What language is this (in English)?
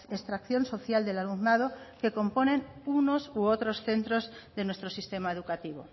Spanish